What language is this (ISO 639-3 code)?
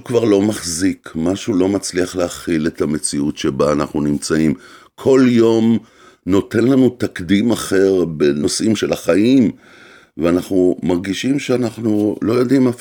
heb